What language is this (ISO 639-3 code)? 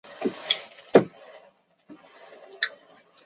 zho